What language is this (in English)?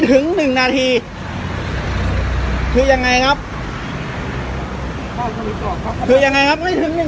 Thai